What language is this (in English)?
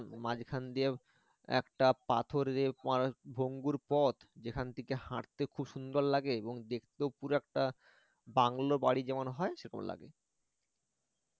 Bangla